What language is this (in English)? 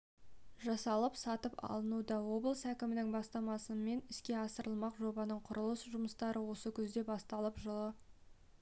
Kazakh